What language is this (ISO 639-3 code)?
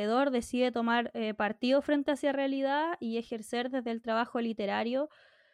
spa